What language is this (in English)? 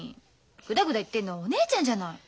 Japanese